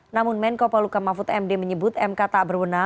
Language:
Indonesian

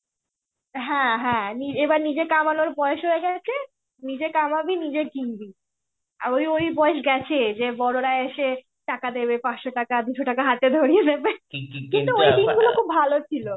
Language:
Bangla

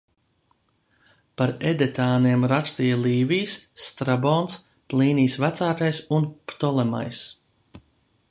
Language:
Latvian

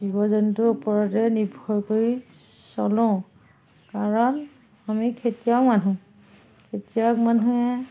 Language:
Assamese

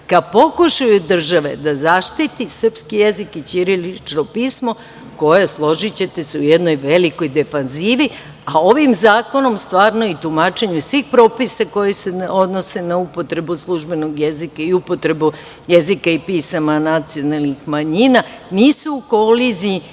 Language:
Serbian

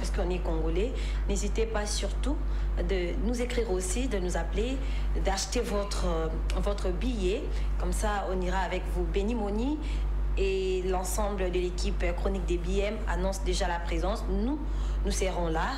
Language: French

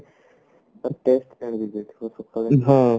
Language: Odia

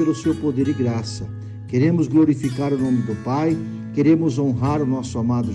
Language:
Portuguese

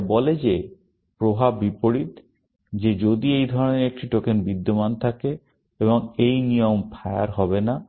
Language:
Bangla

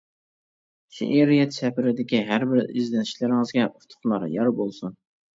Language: Uyghur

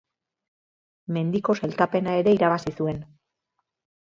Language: Basque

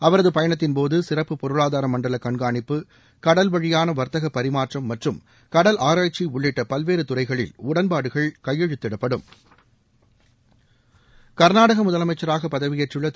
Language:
Tamil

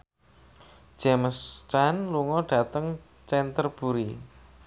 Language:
Javanese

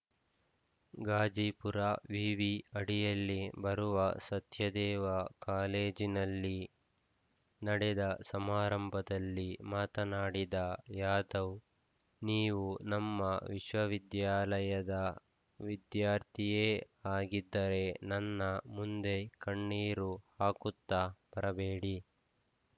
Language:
Kannada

